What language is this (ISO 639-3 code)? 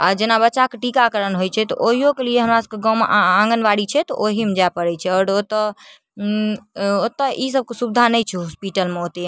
mai